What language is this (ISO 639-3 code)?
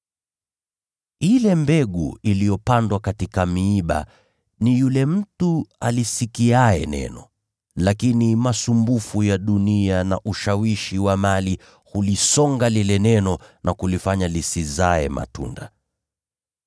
swa